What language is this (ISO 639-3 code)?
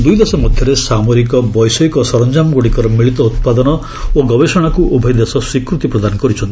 ori